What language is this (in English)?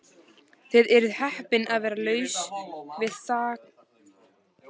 Icelandic